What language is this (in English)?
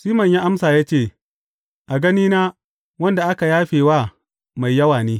Hausa